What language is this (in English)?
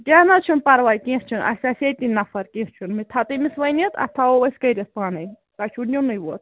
Kashmiri